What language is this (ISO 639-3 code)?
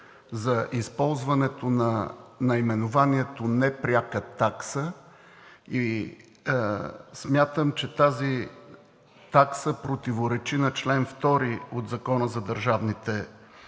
bul